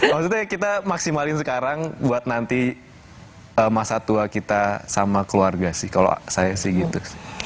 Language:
Indonesian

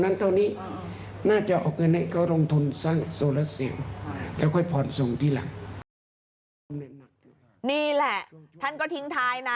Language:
Thai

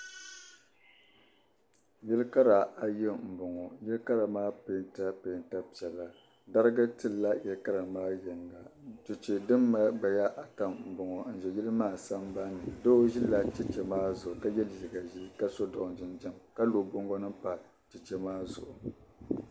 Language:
Dagbani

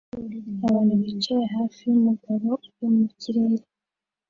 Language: Kinyarwanda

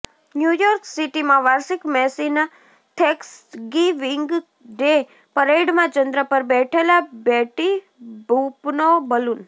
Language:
Gujarati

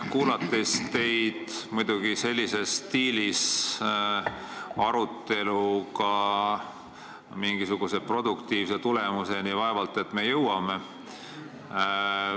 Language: Estonian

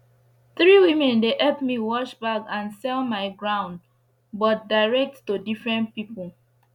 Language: Nigerian Pidgin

